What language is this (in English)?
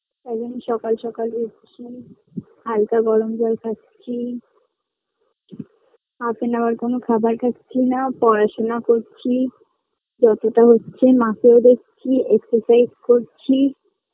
Bangla